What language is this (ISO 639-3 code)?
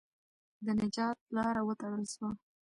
pus